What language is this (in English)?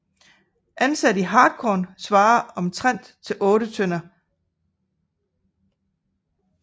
Danish